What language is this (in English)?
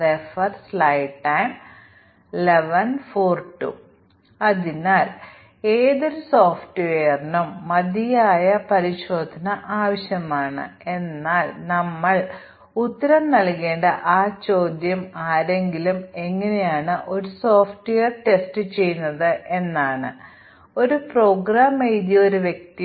Malayalam